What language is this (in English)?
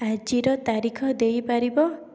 Odia